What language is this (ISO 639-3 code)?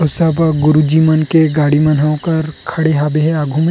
hne